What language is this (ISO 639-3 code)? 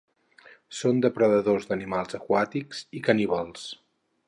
cat